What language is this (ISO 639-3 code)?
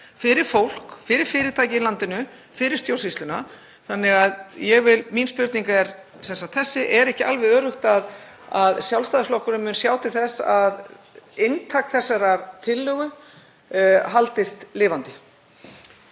isl